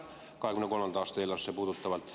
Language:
Estonian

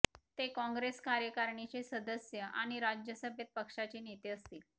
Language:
Marathi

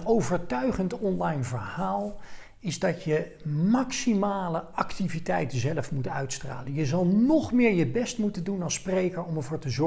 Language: Dutch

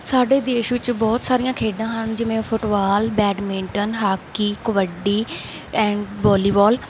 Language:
Punjabi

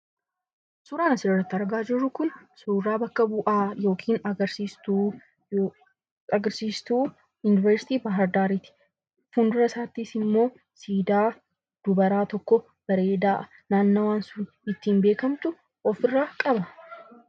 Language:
Oromo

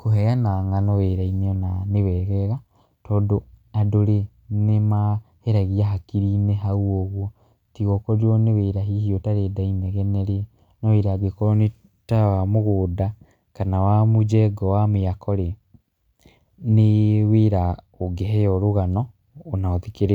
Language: Kikuyu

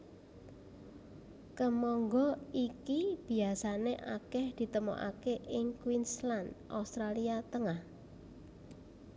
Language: Javanese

